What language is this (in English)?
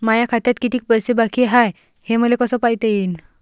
Marathi